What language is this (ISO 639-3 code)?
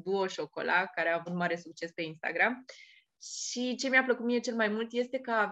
ron